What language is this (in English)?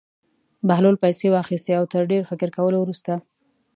Pashto